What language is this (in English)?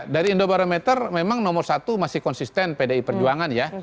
Indonesian